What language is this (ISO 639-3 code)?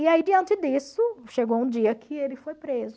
por